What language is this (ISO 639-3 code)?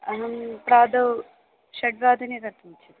san